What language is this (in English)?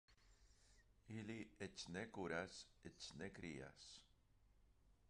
Esperanto